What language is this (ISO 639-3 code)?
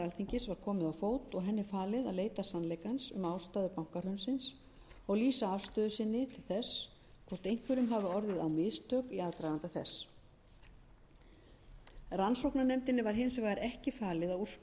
isl